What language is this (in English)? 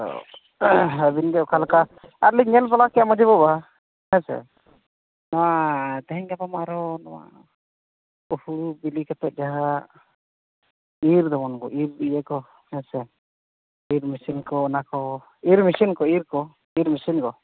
Santali